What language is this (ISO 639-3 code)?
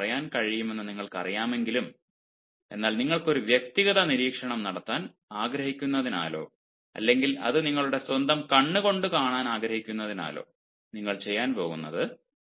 mal